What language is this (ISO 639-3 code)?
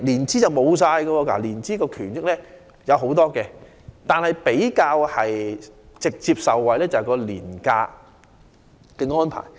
yue